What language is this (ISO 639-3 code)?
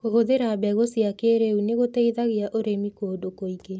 kik